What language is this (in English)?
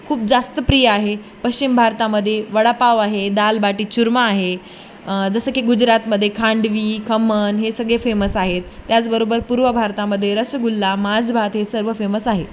Marathi